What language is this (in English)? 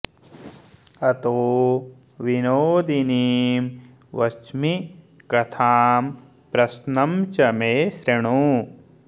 Sanskrit